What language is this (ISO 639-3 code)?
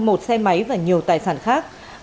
vie